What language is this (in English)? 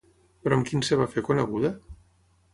Catalan